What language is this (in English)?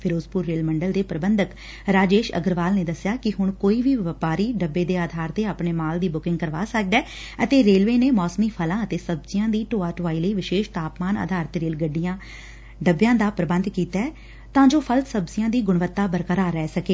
Punjabi